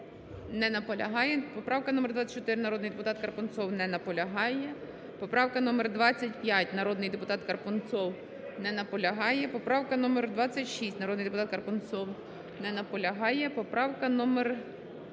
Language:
Ukrainian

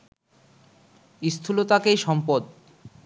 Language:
Bangla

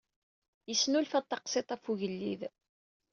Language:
Kabyle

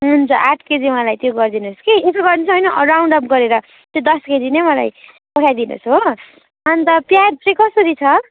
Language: Nepali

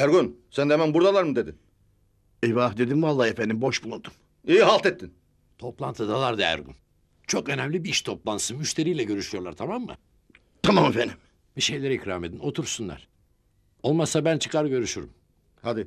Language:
Turkish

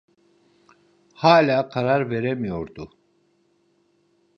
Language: Turkish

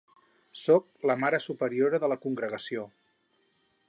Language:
Catalan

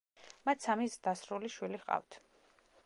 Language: Georgian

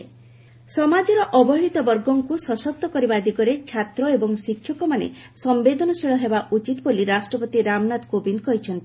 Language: Odia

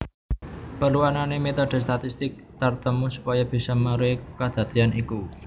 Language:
Javanese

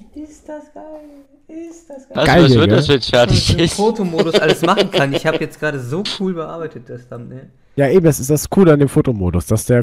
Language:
German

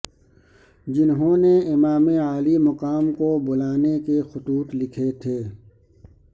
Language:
Urdu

